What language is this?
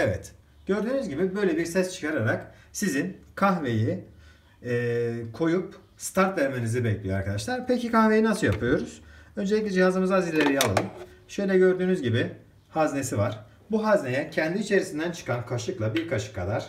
Turkish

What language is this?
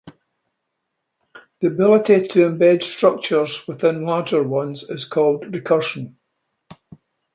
English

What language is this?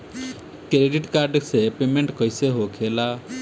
Bhojpuri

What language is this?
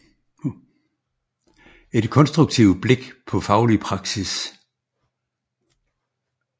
Danish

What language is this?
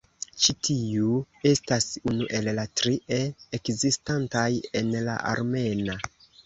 Esperanto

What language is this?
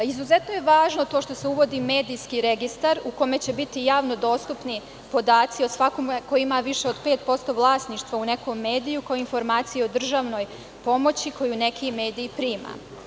Serbian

